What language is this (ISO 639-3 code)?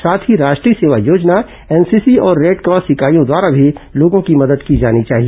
hin